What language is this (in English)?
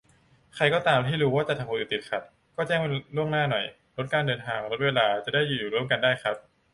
Thai